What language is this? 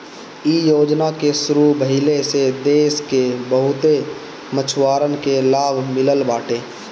Bhojpuri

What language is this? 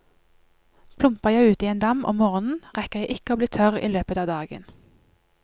Norwegian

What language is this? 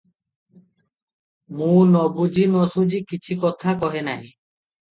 Odia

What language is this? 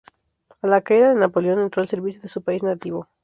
Spanish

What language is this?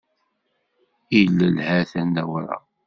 Kabyle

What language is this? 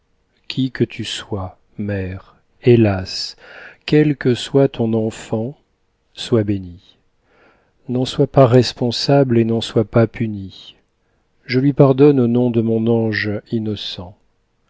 French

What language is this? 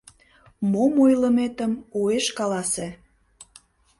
Mari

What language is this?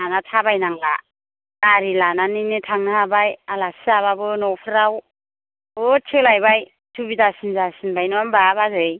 Bodo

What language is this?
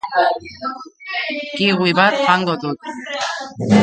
Basque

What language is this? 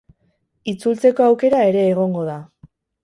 Basque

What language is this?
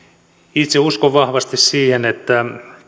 Finnish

